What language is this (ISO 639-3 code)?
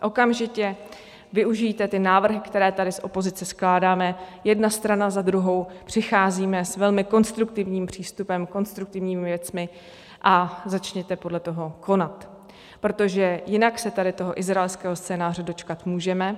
ces